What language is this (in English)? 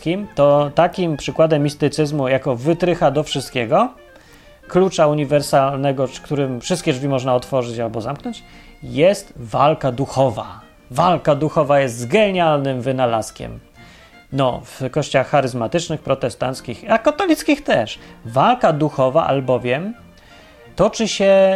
Polish